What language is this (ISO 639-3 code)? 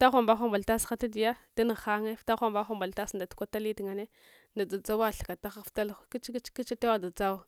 hwo